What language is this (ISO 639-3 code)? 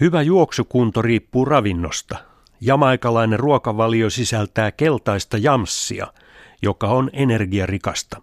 fin